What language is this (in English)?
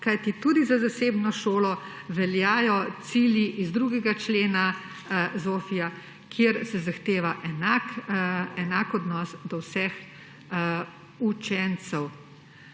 Slovenian